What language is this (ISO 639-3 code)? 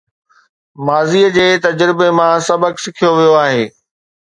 snd